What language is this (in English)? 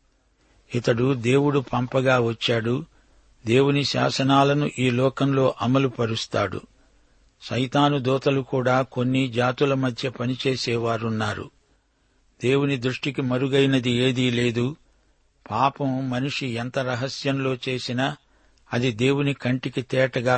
Telugu